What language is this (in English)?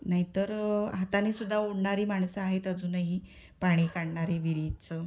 Marathi